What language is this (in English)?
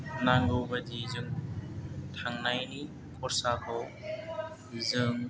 Bodo